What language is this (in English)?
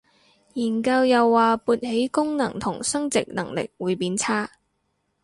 Cantonese